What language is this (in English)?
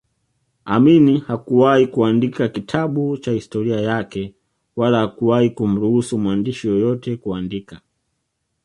Swahili